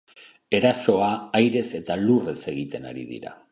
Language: Basque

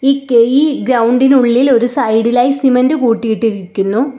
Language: Malayalam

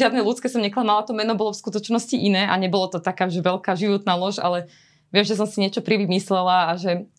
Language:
Slovak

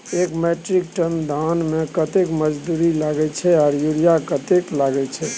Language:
Maithili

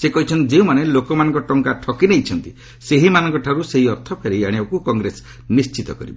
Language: Odia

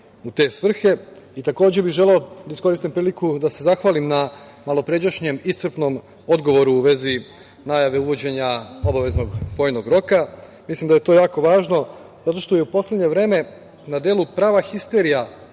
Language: Serbian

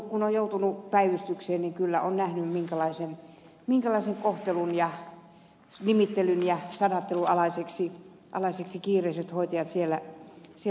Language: Finnish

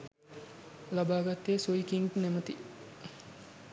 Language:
Sinhala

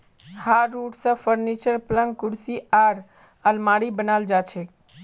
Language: Magahi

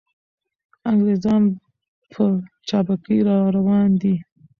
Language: Pashto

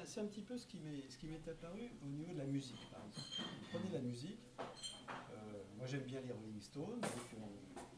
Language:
French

